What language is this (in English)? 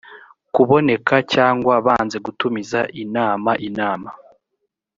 Kinyarwanda